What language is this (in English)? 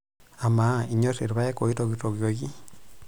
Masai